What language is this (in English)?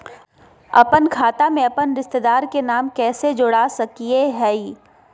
Magahi